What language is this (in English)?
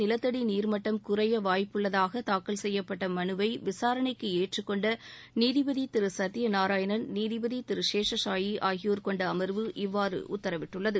Tamil